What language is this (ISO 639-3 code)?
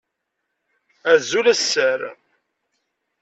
kab